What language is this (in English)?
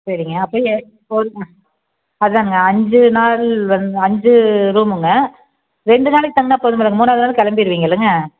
Tamil